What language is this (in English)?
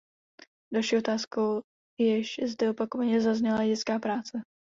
Czech